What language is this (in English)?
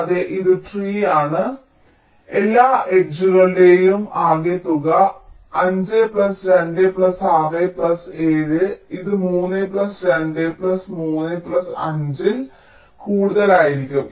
Malayalam